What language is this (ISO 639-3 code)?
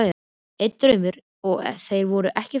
isl